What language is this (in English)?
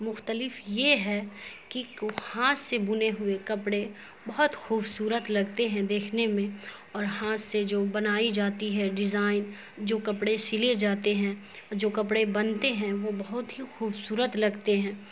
Urdu